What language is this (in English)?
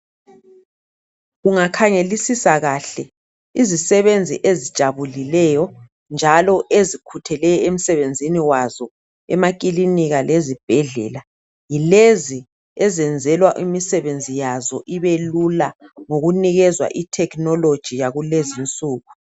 North Ndebele